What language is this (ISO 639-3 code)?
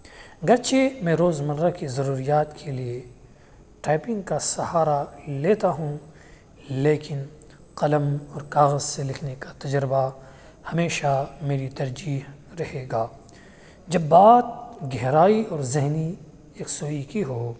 urd